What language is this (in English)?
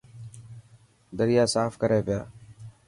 Dhatki